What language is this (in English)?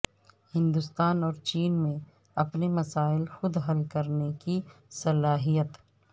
Urdu